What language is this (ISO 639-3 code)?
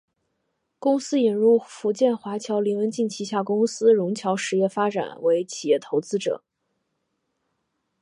zho